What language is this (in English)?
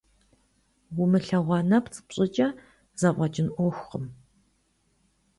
Kabardian